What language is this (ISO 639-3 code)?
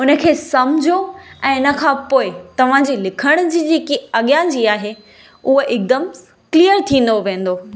snd